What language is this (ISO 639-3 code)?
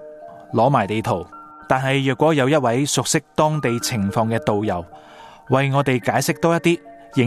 zho